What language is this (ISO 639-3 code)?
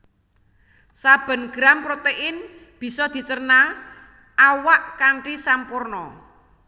jav